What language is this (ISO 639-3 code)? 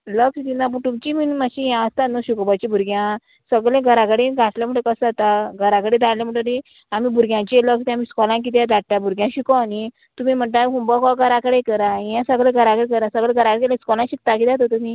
kok